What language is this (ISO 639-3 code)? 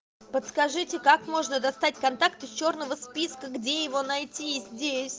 rus